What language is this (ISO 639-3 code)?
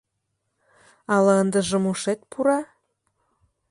chm